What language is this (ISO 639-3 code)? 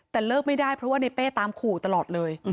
tha